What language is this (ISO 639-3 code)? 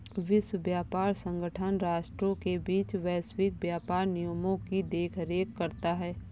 hin